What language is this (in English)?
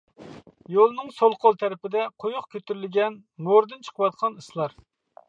Uyghur